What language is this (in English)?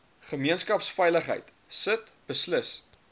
Afrikaans